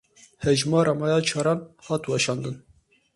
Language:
Kurdish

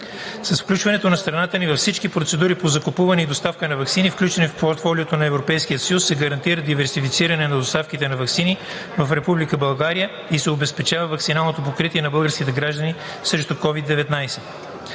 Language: Bulgarian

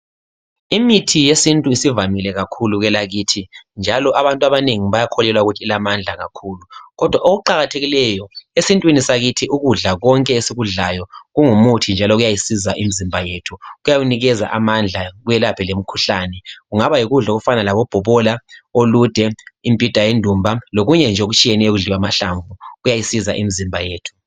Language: North Ndebele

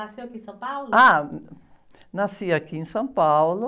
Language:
Portuguese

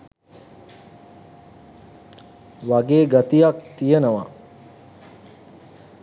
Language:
Sinhala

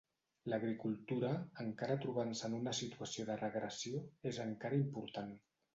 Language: Catalan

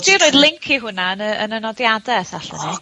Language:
Welsh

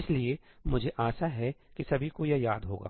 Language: Hindi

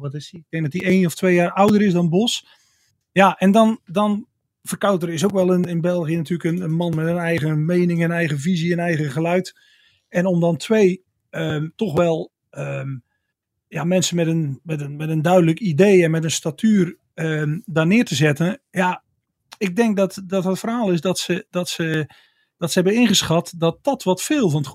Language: Dutch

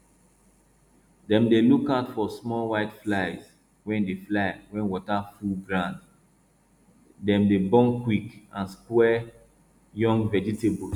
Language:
Nigerian Pidgin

